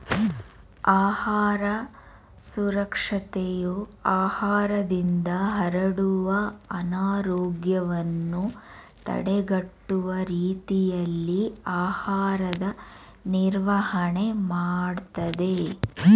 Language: Kannada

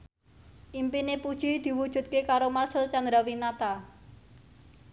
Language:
Javanese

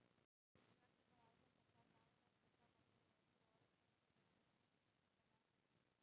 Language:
Bhojpuri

